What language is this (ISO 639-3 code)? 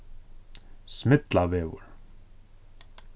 fao